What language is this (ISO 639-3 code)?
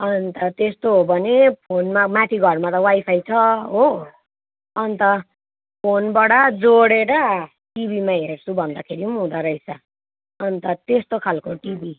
nep